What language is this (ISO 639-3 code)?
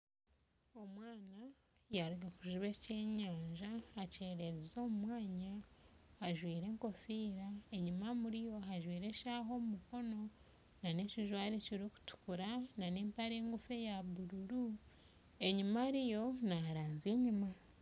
nyn